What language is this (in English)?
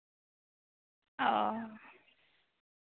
Santali